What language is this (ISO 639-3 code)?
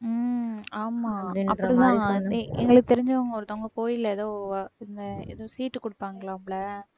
tam